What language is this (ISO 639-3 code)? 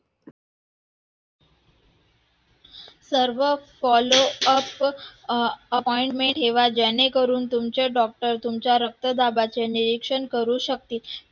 mar